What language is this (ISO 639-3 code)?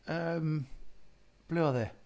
cym